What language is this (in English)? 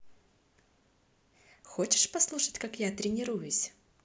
Russian